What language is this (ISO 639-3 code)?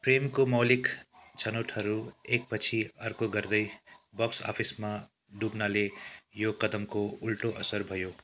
nep